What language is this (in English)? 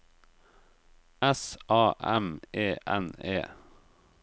Norwegian